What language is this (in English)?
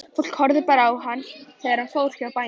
Icelandic